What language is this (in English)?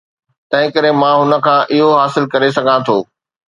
Sindhi